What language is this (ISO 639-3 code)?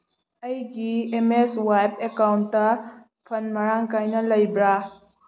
mni